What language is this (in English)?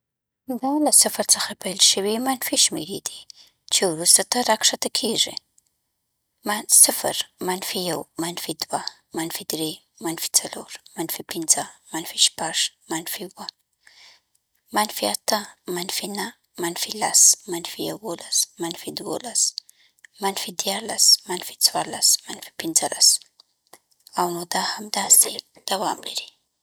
Southern Pashto